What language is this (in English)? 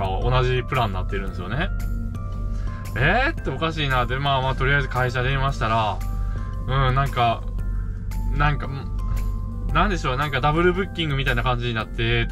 Japanese